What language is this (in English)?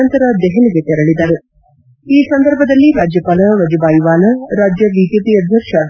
Kannada